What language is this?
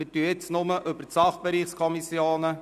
Swiss German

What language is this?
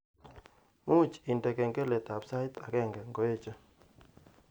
Kalenjin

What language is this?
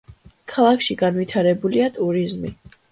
Georgian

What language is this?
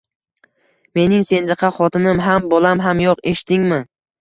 Uzbek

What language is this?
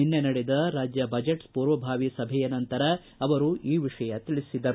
Kannada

